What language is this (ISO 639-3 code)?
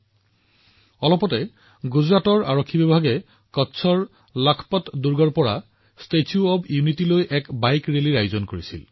asm